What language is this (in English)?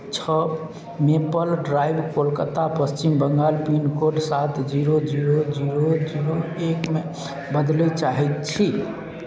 Maithili